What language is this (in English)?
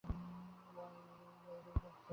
Bangla